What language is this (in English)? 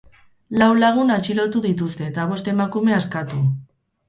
Basque